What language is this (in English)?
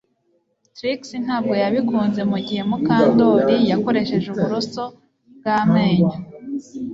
Kinyarwanda